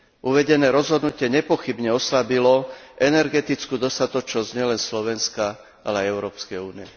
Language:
Slovak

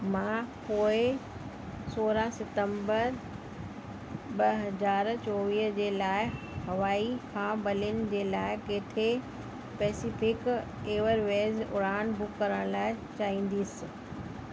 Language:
Sindhi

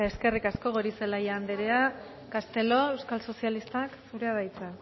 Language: Basque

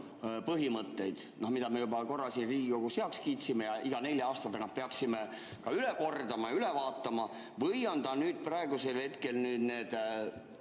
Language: Estonian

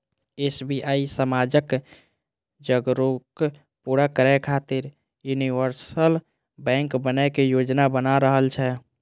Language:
Maithili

